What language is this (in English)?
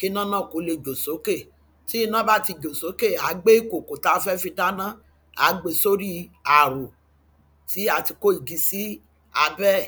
Yoruba